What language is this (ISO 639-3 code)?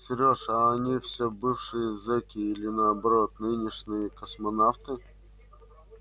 rus